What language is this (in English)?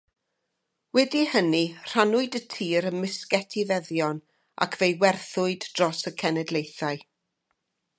Welsh